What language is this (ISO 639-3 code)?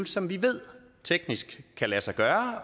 dan